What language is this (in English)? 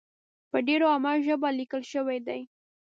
Pashto